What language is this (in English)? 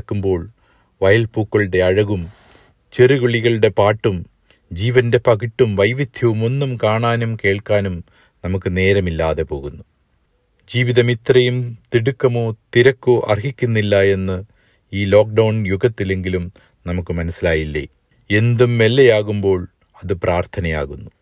Malayalam